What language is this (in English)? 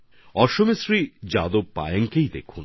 Bangla